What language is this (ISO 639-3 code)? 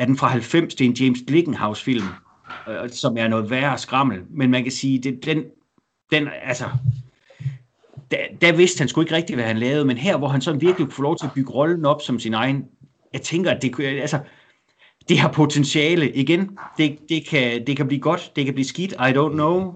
dan